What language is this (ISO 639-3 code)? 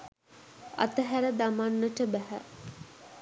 sin